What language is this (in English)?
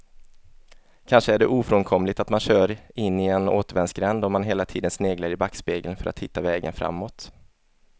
Swedish